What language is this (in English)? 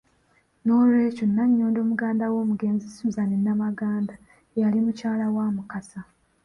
Ganda